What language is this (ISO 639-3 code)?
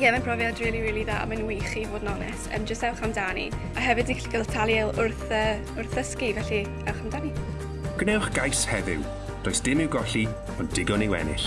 cym